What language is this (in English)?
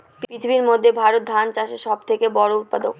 Bangla